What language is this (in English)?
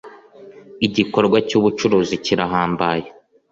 Kinyarwanda